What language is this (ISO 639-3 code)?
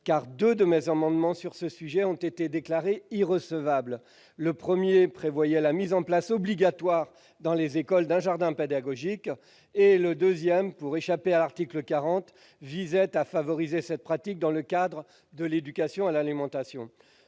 fra